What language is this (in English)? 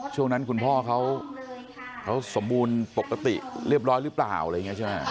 Thai